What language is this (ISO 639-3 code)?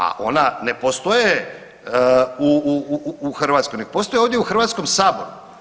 hrv